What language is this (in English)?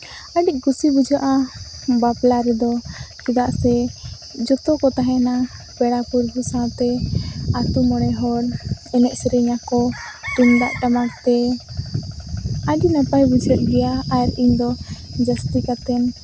Santali